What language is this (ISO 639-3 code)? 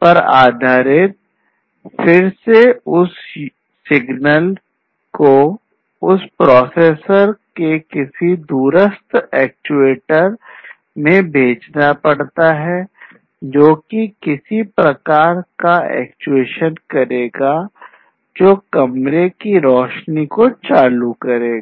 hin